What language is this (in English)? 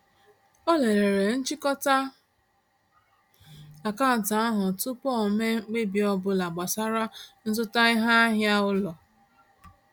Igbo